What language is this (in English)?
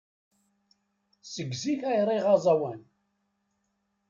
Kabyle